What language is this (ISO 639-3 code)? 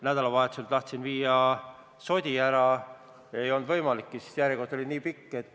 est